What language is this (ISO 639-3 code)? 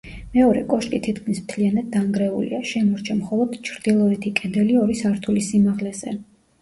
kat